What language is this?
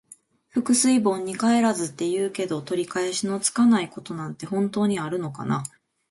Japanese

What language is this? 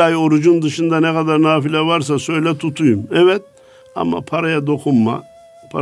Turkish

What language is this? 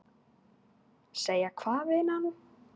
Icelandic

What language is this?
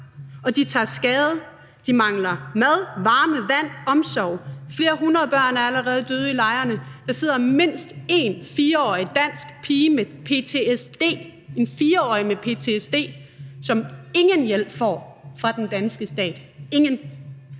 Danish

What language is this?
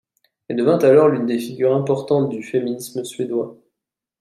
French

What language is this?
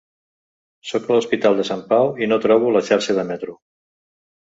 Catalan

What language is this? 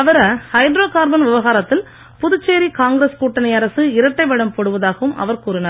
Tamil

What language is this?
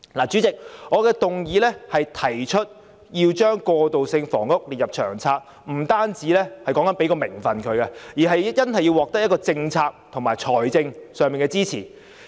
Cantonese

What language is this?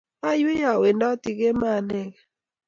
Kalenjin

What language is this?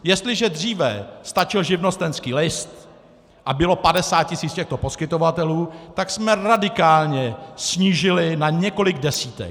Czech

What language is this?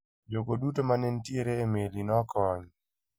Luo (Kenya and Tanzania)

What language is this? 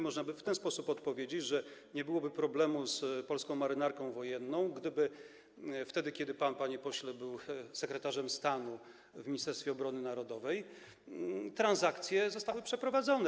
Polish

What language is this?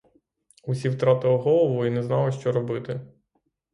Ukrainian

